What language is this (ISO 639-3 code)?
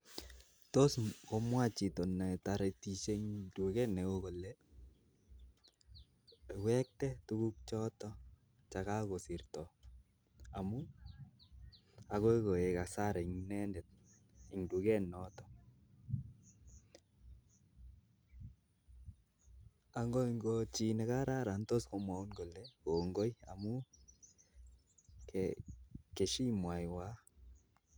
kln